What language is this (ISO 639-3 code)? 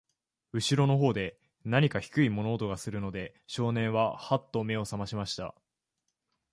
jpn